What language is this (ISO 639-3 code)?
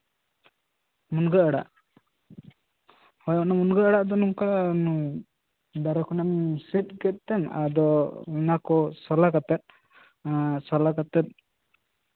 sat